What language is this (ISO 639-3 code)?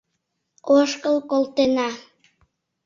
chm